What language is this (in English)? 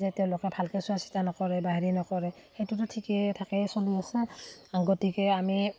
Assamese